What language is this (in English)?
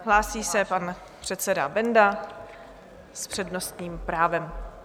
Czech